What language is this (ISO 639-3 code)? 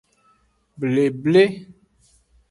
ajg